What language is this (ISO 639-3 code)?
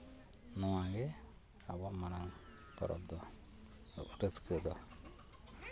sat